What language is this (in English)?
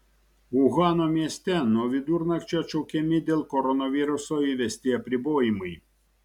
Lithuanian